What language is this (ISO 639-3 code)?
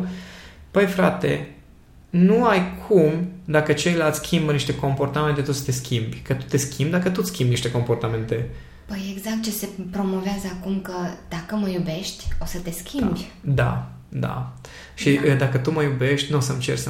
ron